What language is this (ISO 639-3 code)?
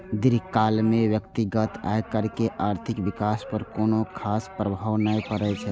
mai